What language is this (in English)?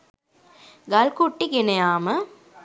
Sinhala